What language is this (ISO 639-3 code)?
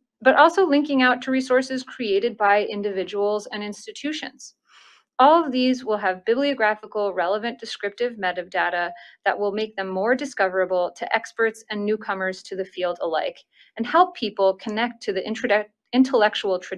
eng